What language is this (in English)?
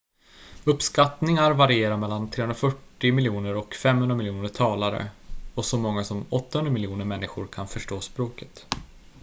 Swedish